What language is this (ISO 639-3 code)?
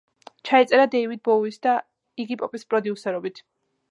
kat